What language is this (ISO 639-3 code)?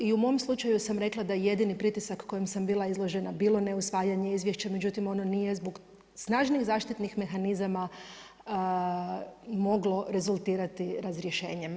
hrv